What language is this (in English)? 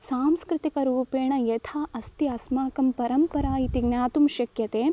Sanskrit